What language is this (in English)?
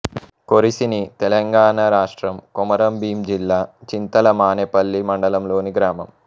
Telugu